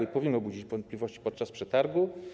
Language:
Polish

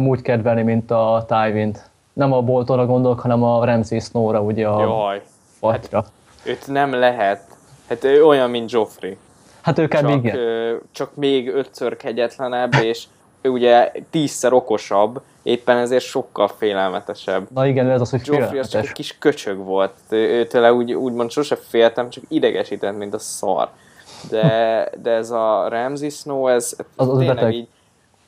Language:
Hungarian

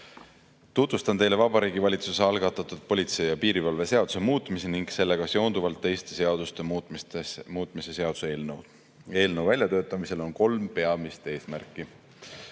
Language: Estonian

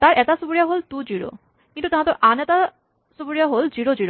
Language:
Assamese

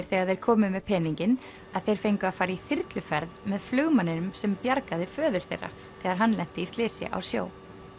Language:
Icelandic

